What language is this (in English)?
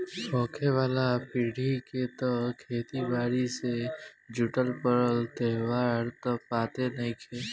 Bhojpuri